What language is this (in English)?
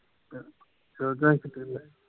Punjabi